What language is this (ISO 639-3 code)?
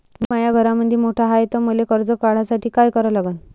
mar